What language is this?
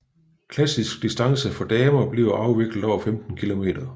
Danish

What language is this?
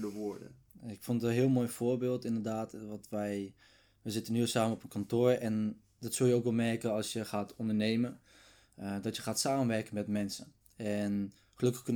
Dutch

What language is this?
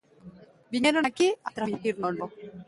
Galician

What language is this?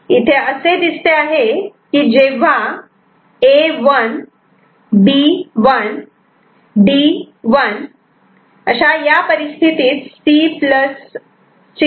Marathi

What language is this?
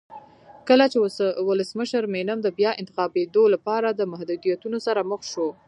Pashto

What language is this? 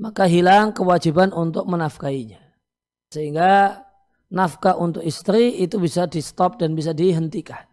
Indonesian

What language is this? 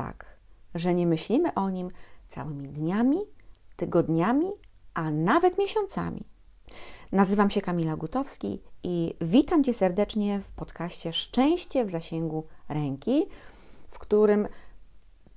Polish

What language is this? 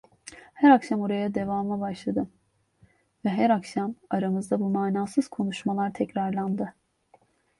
Turkish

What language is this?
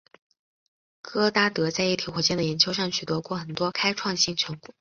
Chinese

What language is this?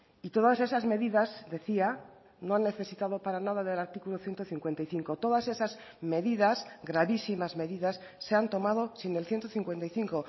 Spanish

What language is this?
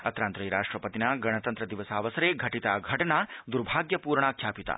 Sanskrit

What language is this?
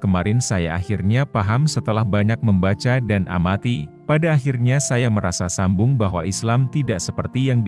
Indonesian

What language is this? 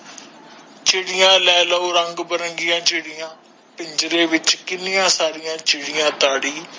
Punjabi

